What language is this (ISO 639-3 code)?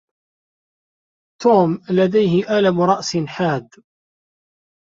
ara